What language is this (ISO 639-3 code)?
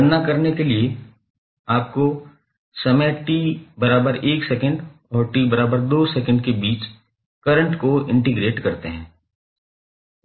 hin